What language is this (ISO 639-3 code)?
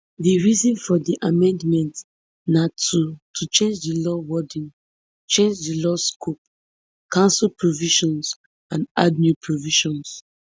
pcm